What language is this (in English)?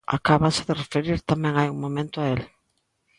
Galician